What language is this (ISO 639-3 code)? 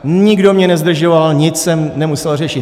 ces